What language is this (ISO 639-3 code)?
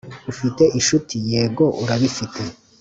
kin